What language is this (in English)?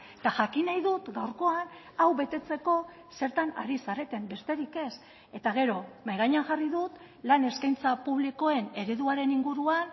Basque